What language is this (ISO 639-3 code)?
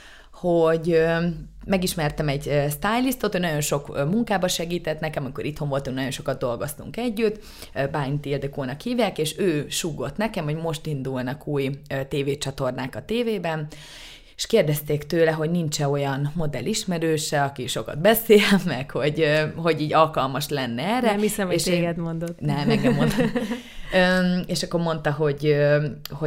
hun